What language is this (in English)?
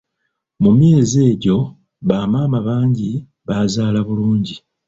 Ganda